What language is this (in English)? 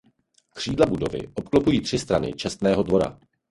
Czech